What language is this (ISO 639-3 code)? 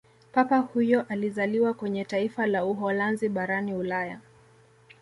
swa